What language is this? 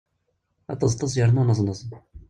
Kabyle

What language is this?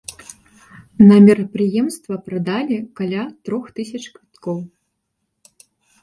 Belarusian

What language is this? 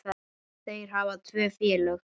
Icelandic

